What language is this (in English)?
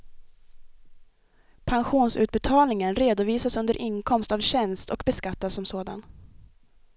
Swedish